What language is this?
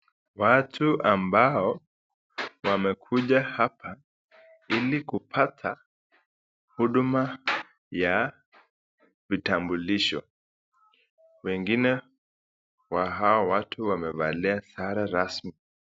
Swahili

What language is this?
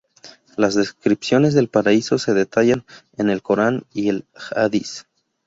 Spanish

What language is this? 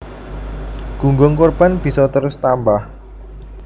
Javanese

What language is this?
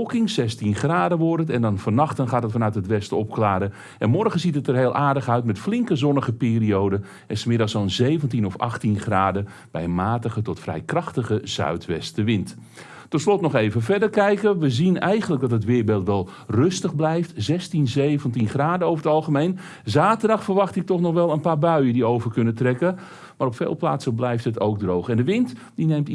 Dutch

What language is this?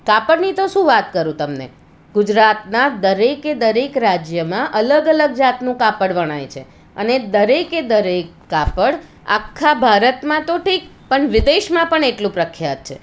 Gujarati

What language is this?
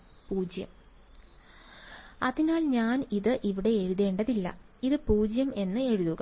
Malayalam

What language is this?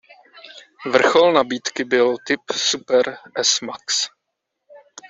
Czech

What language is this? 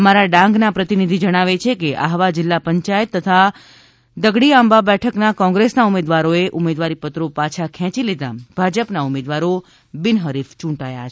Gujarati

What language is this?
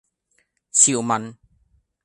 Cantonese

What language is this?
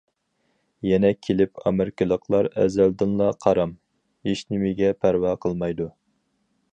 Uyghur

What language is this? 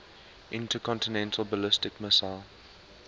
English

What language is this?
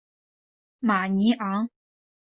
Chinese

